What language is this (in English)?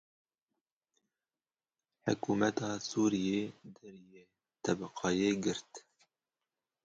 Kurdish